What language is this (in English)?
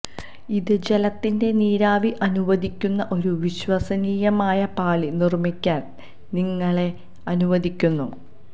Malayalam